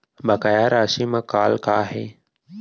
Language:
Chhattisgarhi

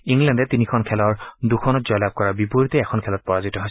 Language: Assamese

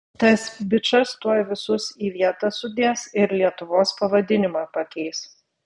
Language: Lithuanian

